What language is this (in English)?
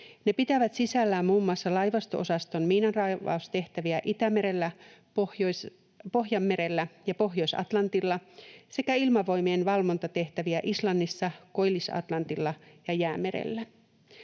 Finnish